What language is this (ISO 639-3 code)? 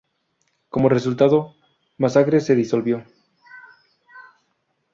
spa